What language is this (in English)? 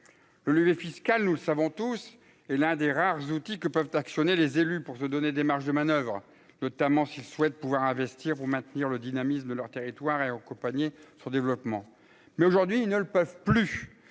French